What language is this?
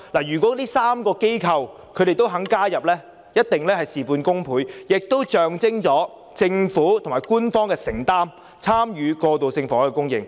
Cantonese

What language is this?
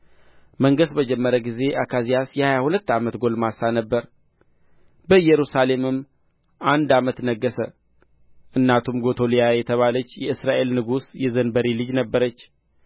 Amharic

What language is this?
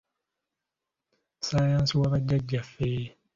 Ganda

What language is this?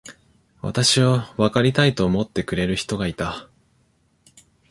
Japanese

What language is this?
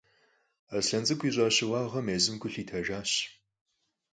Kabardian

